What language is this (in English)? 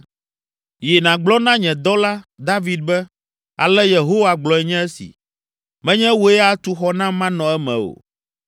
Ewe